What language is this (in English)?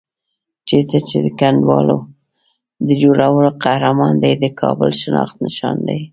Pashto